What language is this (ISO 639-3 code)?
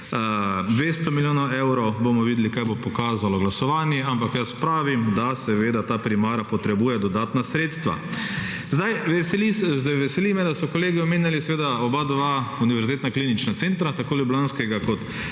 slv